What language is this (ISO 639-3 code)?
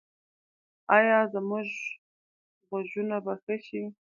pus